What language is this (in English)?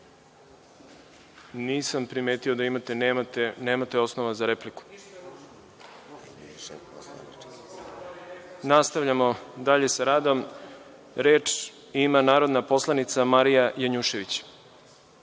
Serbian